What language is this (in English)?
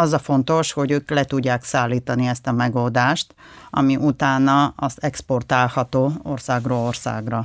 Hungarian